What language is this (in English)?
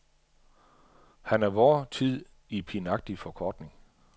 Danish